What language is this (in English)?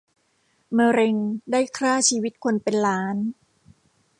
Thai